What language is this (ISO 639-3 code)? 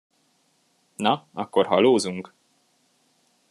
hun